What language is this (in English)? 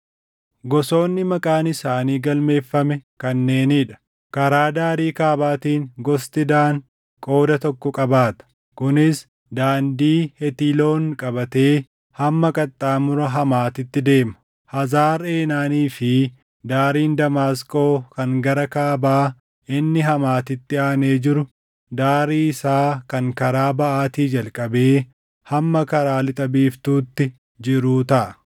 Oromo